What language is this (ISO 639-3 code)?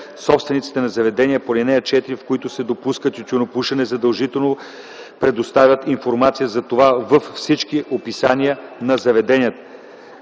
bul